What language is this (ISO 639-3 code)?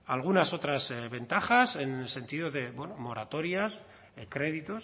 spa